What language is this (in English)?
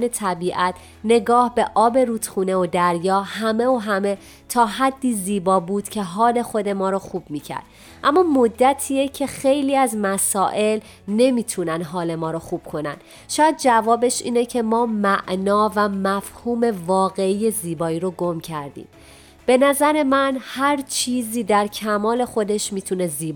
Persian